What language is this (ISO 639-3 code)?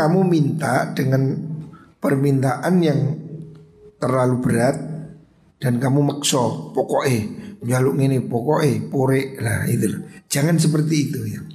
ind